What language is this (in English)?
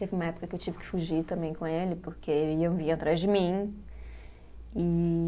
Portuguese